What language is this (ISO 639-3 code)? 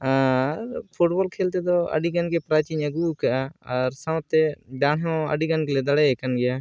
sat